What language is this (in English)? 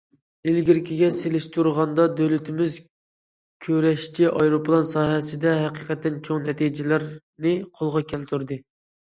Uyghur